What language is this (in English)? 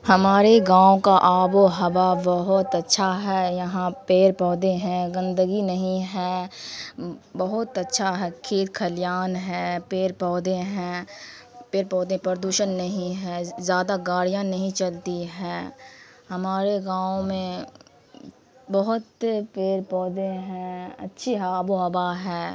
Urdu